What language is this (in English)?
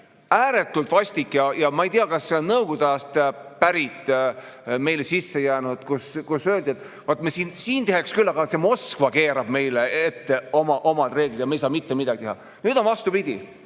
Estonian